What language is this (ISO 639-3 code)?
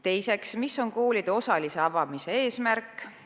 est